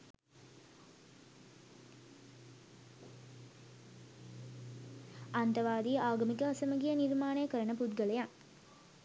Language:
Sinhala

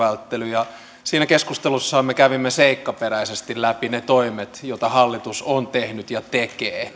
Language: Finnish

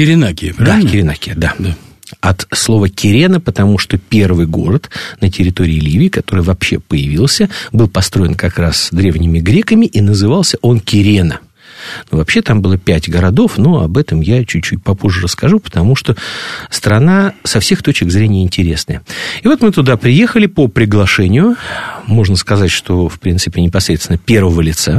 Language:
Russian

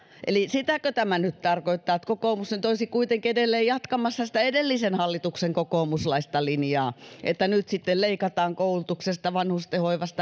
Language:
Finnish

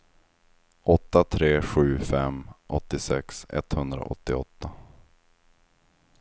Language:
Swedish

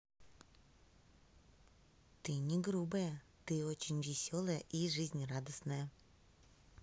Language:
Russian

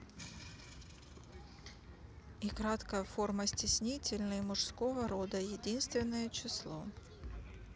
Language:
Russian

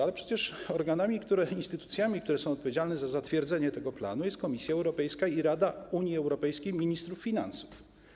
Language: Polish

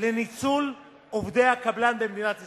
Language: Hebrew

